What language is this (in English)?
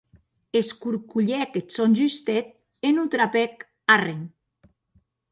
Occitan